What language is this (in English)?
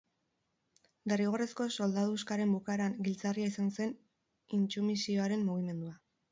Basque